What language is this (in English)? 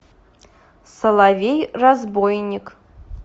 Russian